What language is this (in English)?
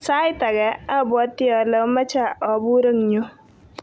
Kalenjin